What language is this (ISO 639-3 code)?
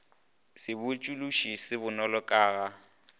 nso